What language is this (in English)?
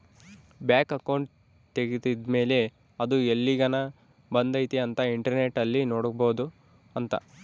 Kannada